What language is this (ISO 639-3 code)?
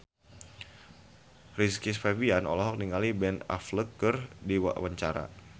sun